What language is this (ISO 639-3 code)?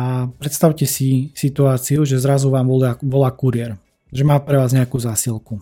slk